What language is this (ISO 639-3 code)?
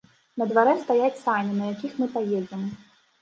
bel